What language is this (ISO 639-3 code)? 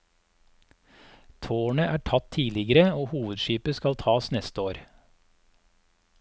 nor